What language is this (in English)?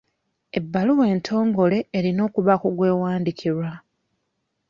Ganda